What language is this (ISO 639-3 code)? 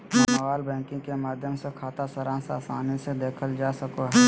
mag